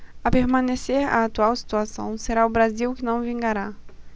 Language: Portuguese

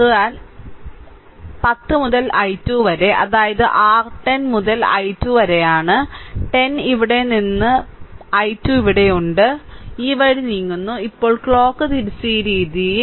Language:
Malayalam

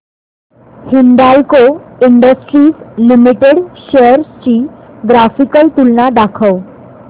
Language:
Marathi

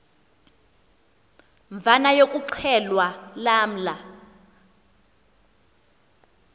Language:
Xhosa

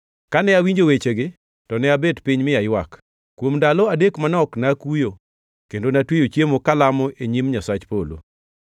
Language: Luo (Kenya and Tanzania)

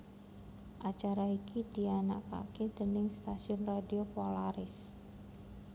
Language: Javanese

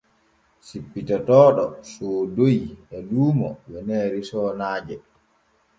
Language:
Borgu Fulfulde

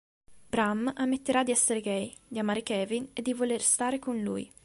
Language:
Italian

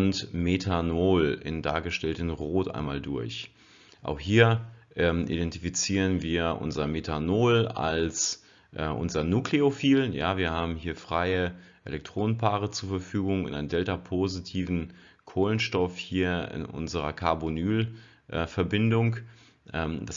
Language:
German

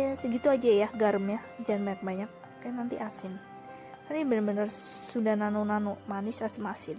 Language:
Indonesian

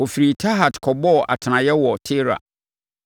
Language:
Akan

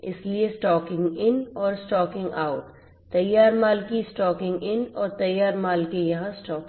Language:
Hindi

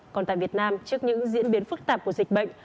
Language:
Vietnamese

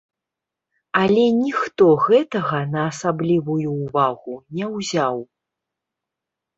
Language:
Belarusian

